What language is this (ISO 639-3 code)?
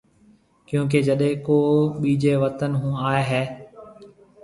mve